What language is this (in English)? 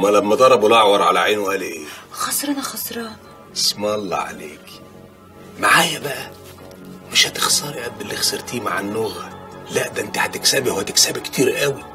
Arabic